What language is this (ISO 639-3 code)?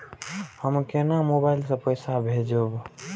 mai